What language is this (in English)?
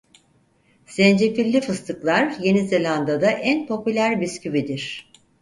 Turkish